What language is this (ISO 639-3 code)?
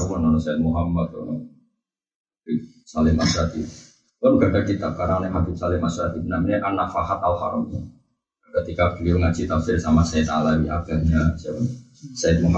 msa